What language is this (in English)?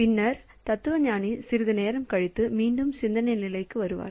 Tamil